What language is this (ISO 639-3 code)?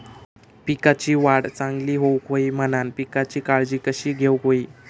mar